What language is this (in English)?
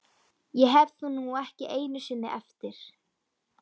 Icelandic